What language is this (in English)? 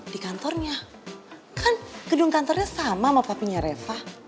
Indonesian